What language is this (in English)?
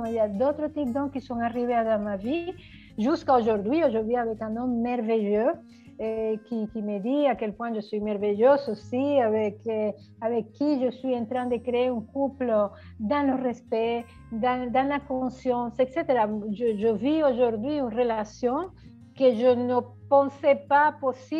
French